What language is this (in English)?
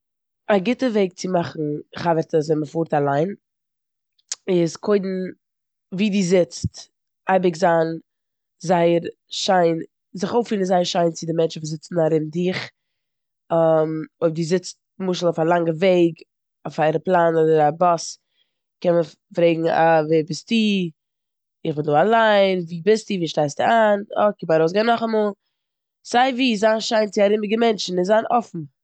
Yiddish